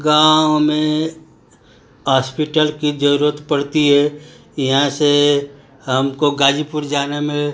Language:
Hindi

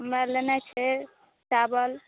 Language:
Maithili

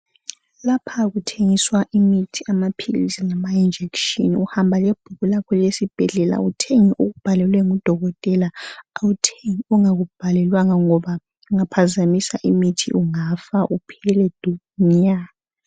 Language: North Ndebele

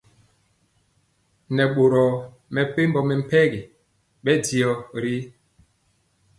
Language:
Mpiemo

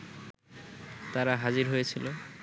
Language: Bangla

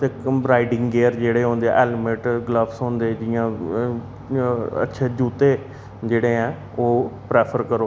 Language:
Dogri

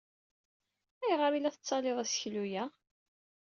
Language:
Kabyle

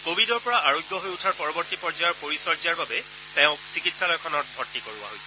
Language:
Assamese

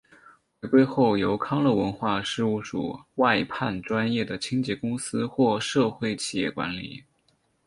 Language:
Chinese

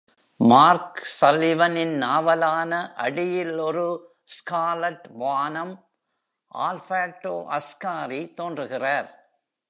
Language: Tamil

